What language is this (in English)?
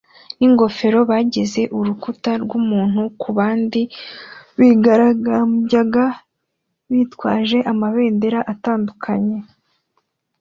Kinyarwanda